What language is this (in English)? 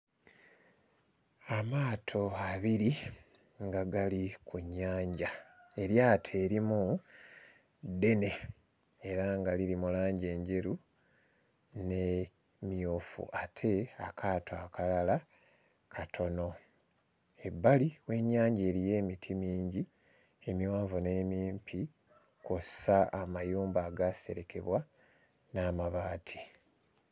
Ganda